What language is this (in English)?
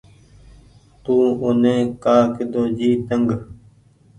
Goaria